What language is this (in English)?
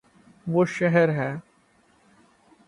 Urdu